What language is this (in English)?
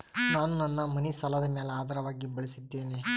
Kannada